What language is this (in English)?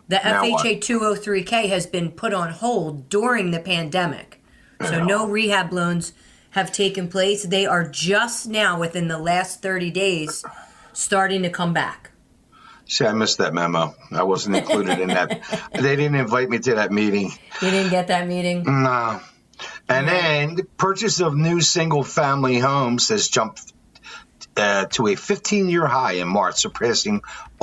English